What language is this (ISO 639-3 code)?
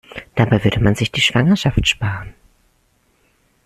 deu